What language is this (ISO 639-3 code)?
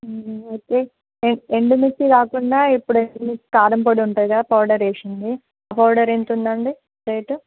tel